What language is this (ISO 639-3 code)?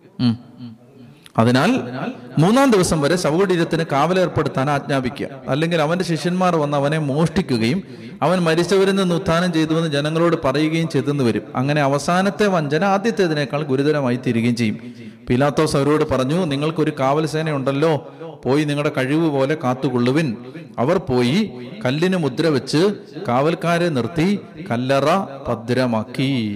mal